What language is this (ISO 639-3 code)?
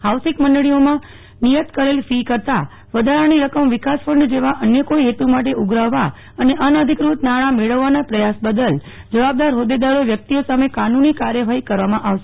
guj